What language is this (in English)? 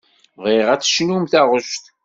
Kabyle